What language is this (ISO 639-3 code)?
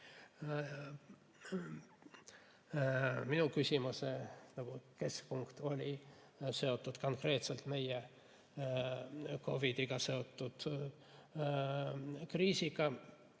est